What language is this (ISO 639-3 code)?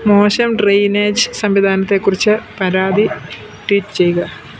mal